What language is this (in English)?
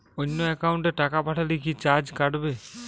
Bangla